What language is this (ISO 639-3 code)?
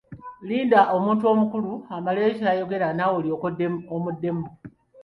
lug